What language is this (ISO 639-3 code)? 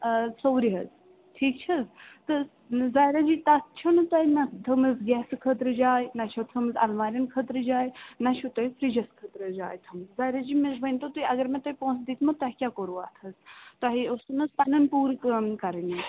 kas